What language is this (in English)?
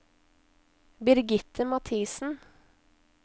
Norwegian